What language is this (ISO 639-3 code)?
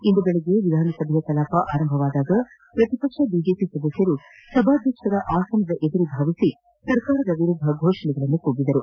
kan